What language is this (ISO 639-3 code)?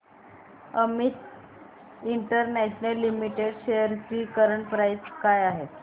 mar